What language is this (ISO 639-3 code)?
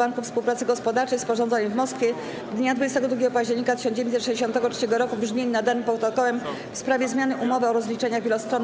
pol